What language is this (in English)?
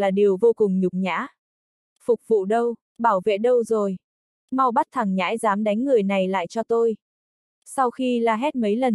Vietnamese